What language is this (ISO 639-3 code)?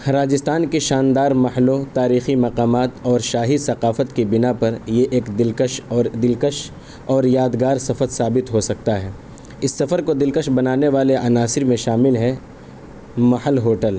urd